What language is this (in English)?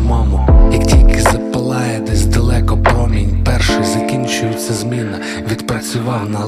Ukrainian